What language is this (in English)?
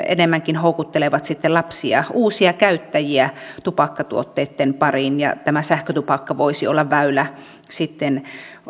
Finnish